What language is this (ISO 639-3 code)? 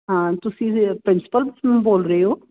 pan